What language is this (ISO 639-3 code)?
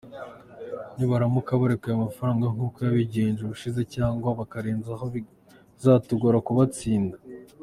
kin